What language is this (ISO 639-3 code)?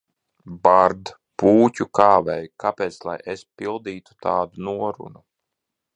lav